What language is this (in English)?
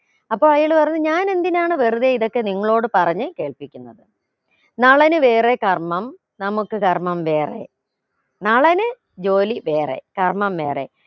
Malayalam